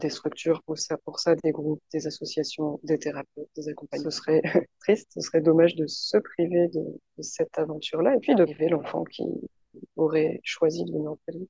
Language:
French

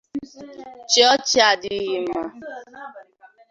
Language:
Igbo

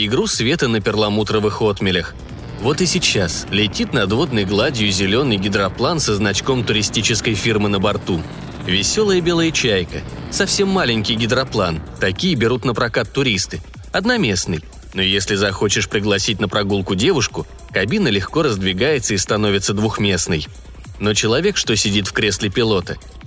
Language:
Russian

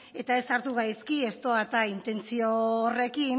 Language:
Basque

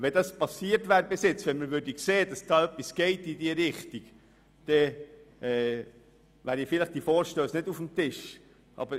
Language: Swiss German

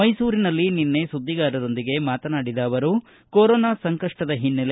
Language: Kannada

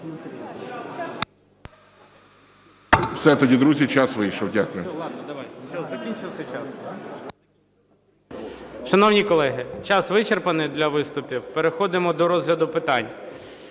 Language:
Ukrainian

